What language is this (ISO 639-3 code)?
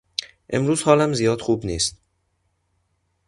fas